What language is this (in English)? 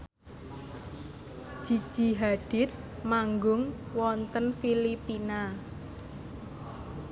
Javanese